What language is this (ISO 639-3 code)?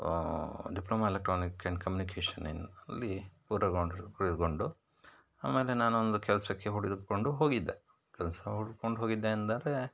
kan